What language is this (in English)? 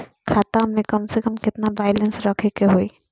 Bhojpuri